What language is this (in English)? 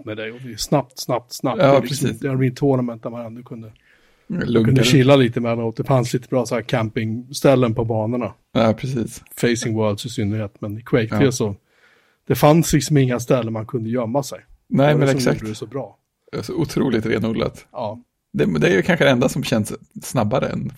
Swedish